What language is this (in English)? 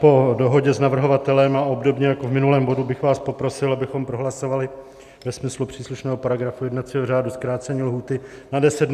Czech